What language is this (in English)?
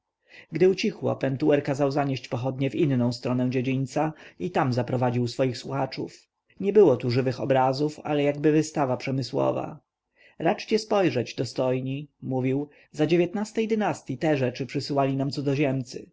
Polish